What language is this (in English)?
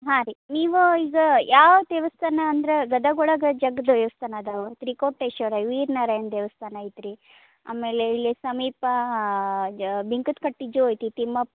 Kannada